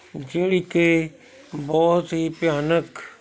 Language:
Punjabi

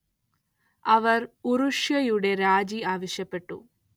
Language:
Malayalam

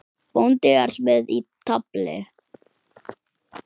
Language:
Icelandic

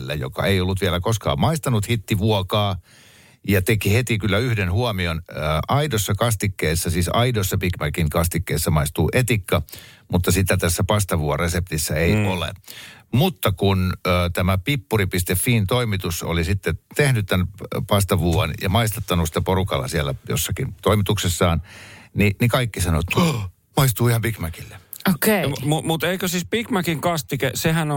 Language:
Finnish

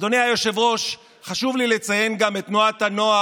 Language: Hebrew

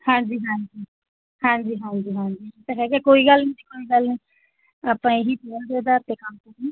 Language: Punjabi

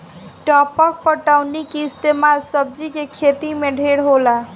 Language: Bhojpuri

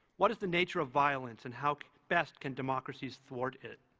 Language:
English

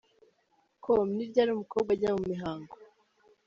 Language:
Kinyarwanda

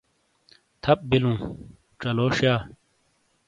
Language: Shina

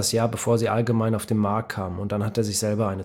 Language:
German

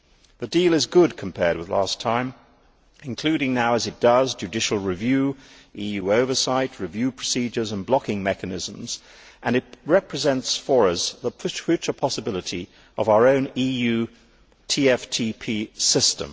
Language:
English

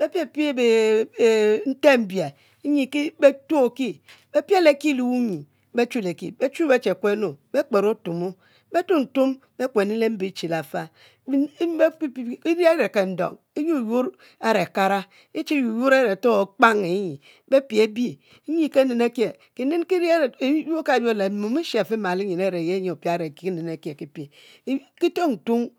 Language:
Mbe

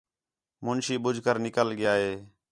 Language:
Khetrani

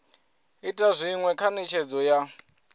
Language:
Venda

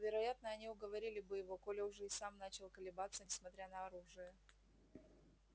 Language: Russian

